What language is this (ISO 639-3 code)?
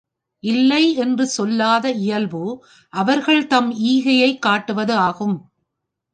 tam